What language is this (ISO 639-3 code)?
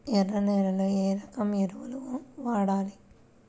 tel